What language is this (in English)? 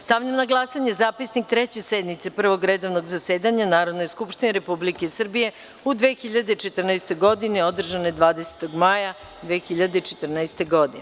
Serbian